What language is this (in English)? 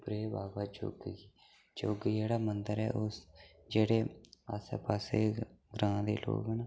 Dogri